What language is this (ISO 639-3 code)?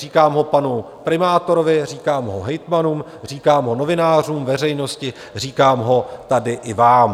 ces